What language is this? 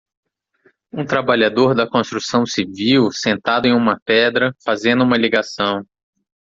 Portuguese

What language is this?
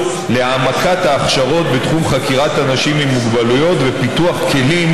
Hebrew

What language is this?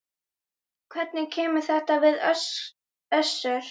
Icelandic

